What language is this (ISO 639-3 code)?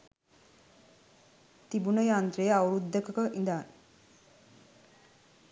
sin